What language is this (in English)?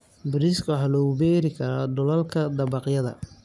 Somali